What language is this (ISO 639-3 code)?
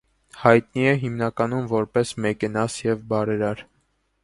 hye